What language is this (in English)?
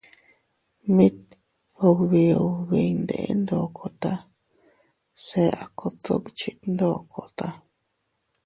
Teutila Cuicatec